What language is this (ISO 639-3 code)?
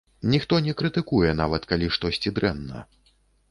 bel